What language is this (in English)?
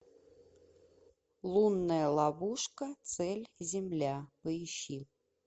Russian